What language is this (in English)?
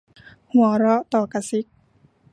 Thai